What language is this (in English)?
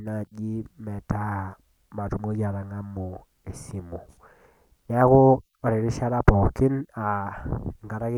Masai